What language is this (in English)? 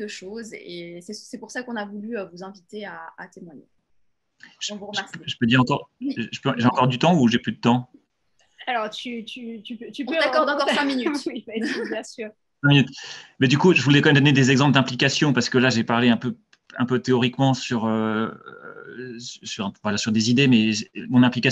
French